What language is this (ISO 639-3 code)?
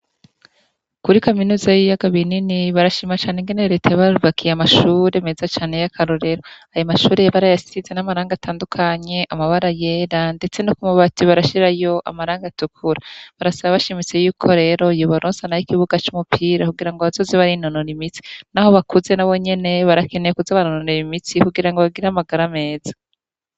run